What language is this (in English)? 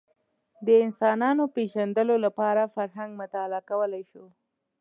Pashto